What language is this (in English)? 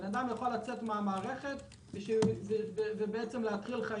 Hebrew